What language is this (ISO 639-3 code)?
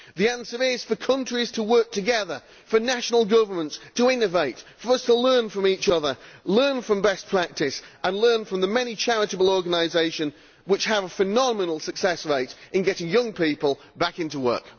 eng